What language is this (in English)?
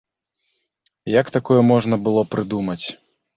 Belarusian